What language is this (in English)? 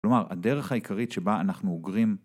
Hebrew